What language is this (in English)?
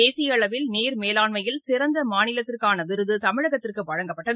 Tamil